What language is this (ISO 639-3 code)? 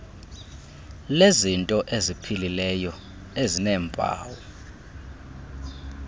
xho